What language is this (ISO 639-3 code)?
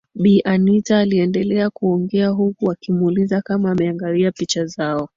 swa